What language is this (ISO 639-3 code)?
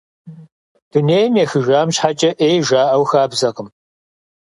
kbd